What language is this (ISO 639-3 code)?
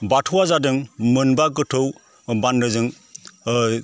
brx